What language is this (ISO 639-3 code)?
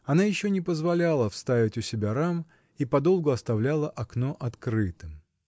rus